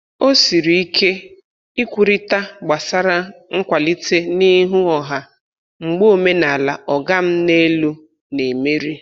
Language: Igbo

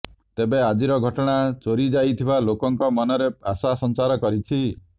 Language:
Odia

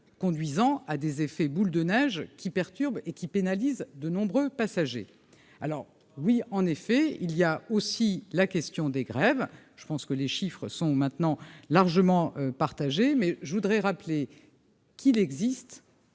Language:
French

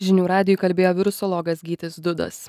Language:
Lithuanian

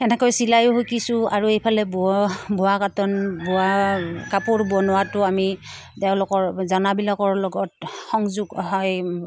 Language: Assamese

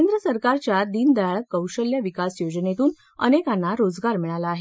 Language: Marathi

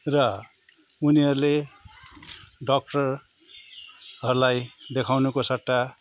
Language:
Nepali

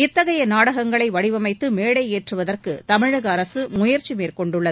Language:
Tamil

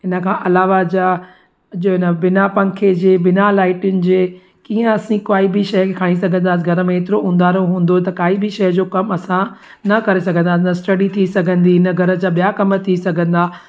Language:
Sindhi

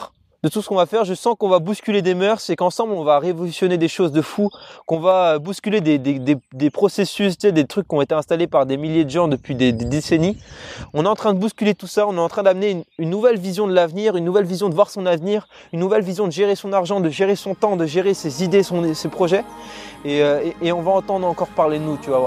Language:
French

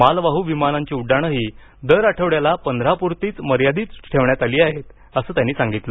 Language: Marathi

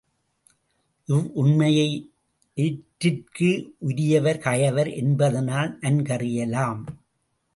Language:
Tamil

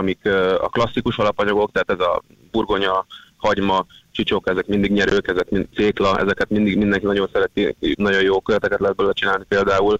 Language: Hungarian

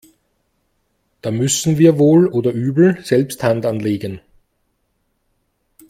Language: German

